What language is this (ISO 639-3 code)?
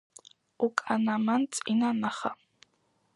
kat